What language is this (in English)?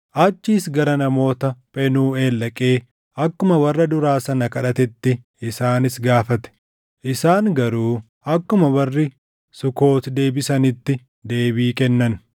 Oromo